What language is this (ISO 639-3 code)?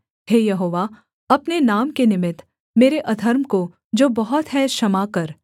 hin